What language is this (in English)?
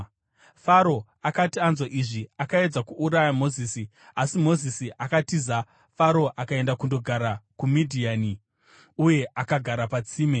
Shona